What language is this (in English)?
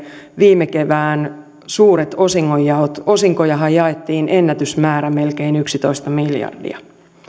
Finnish